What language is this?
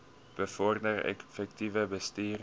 Afrikaans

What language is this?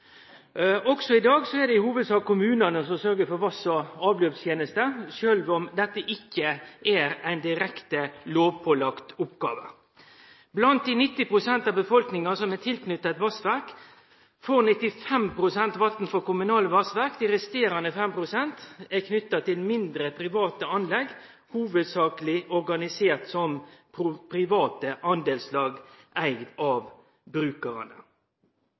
Norwegian Nynorsk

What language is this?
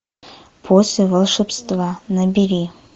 Russian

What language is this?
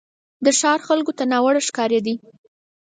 Pashto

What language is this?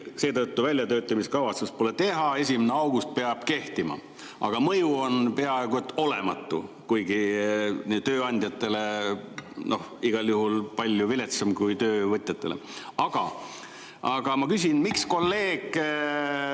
Estonian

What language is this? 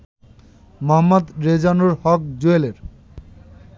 Bangla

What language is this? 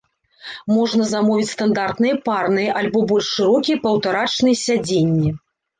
Belarusian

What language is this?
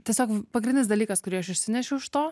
Lithuanian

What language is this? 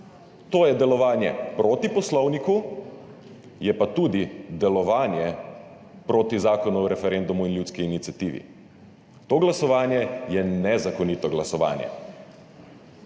Slovenian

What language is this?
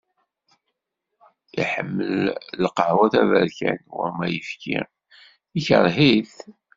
Kabyle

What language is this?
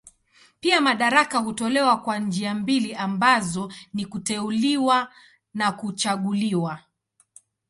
Swahili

